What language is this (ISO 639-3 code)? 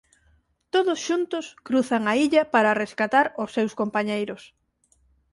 glg